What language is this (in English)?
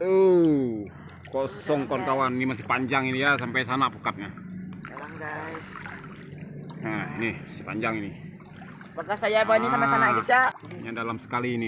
Indonesian